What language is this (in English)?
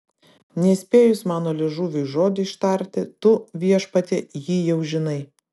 Lithuanian